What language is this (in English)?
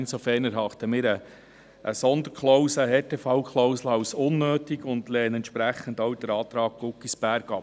Swiss German